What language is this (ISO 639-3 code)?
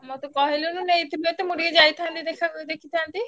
ori